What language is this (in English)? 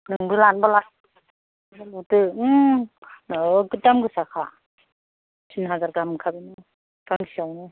Bodo